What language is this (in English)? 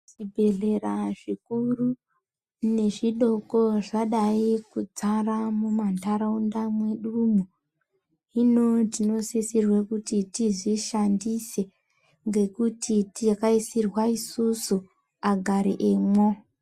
Ndau